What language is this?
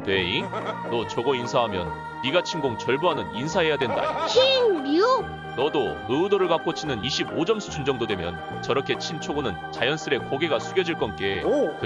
Korean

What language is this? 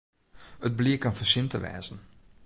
Western Frisian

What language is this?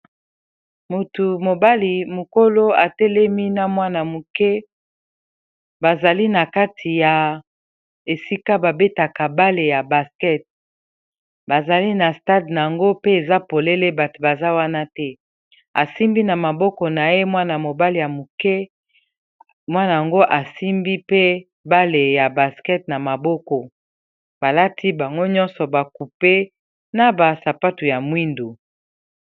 Lingala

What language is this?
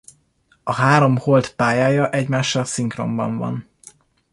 Hungarian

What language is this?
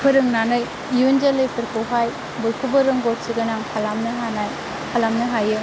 Bodo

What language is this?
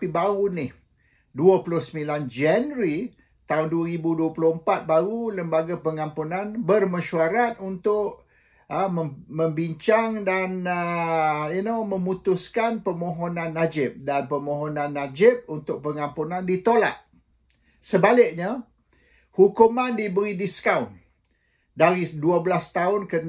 Malay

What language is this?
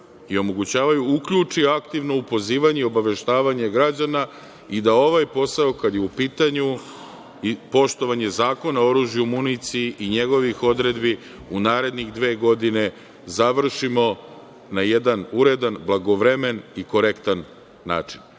Serbian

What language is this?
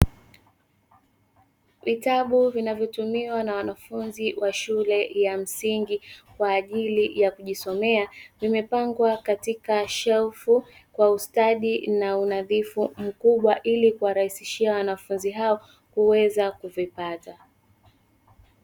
Swahili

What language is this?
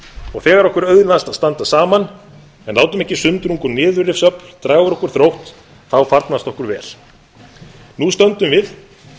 Icelandic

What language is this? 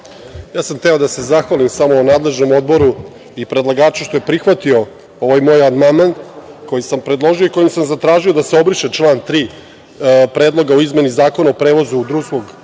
Serbian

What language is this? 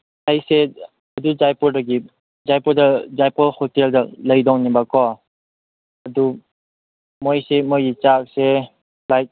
Manipuri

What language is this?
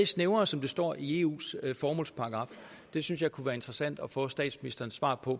Danish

